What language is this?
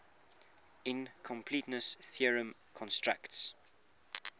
English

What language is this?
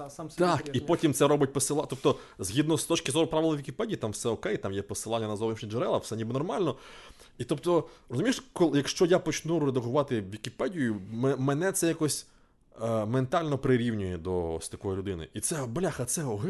Ukrainian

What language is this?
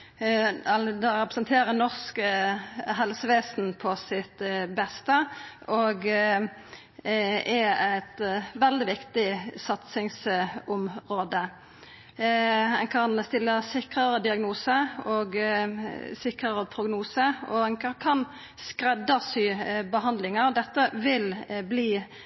Norwegian Nynorsk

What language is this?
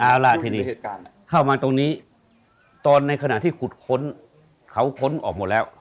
Thai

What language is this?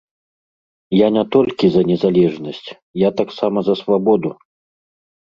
Belarusian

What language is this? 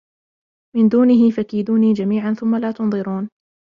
Arabic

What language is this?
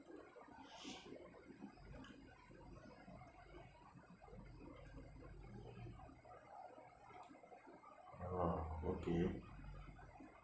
English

